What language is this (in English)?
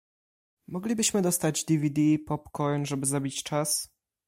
Polish